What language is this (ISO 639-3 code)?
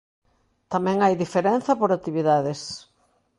glg